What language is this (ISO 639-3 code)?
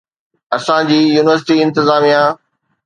snd